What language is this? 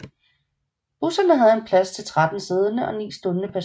Danish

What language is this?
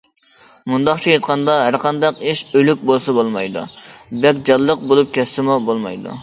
Uyghur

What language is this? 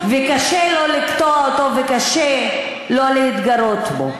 Hebrew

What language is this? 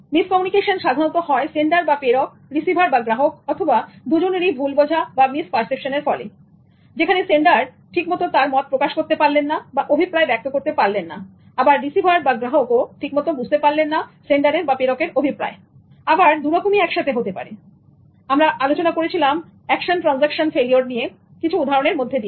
Bangla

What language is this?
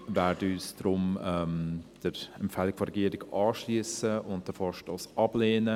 Swiss German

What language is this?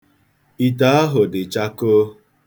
Igbo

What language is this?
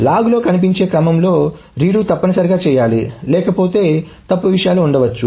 Telugu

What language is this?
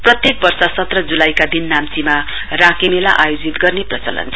Nepali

